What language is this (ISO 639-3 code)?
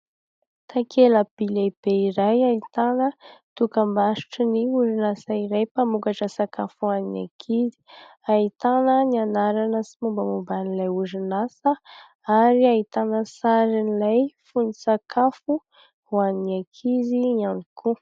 mlg